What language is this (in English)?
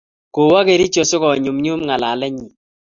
Kalenjin